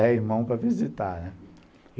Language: Portuguese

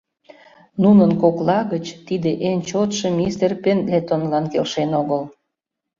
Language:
Mari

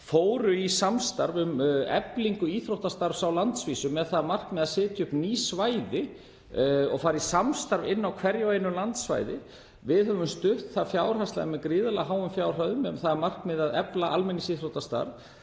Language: Icelandic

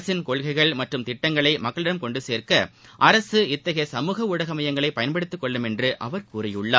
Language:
Tamil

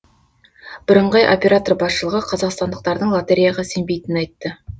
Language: Kazakh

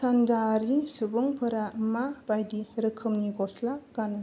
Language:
Bodo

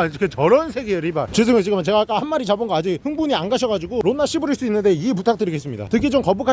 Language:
Korean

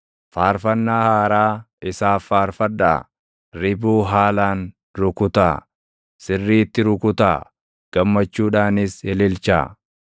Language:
Oromo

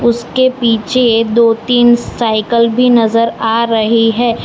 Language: Hindi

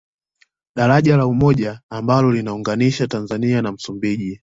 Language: Swahili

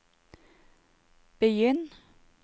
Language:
Norwegian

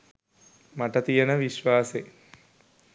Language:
Sinhala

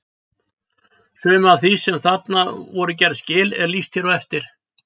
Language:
Icelandic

